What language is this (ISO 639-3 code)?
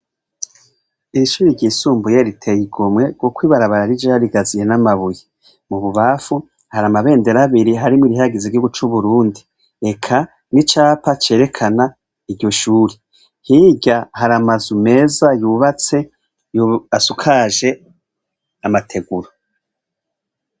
run